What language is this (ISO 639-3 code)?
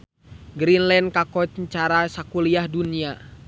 sun